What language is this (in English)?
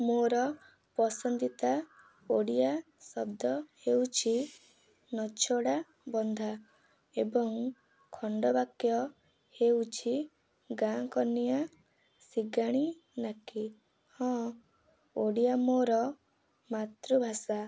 Odia